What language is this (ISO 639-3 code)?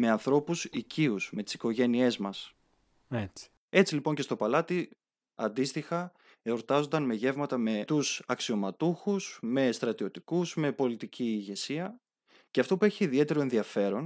ell